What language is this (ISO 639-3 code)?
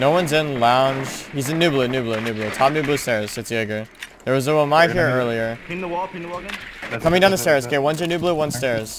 eng